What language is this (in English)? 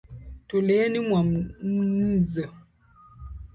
Swahili